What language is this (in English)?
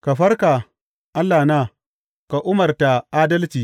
Hausa